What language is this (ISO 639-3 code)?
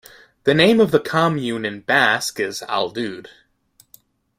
eng